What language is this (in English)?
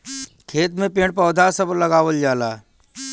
Bhojpuri